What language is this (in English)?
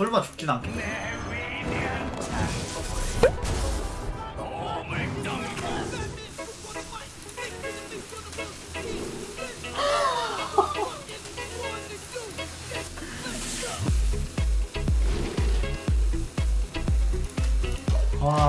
Korean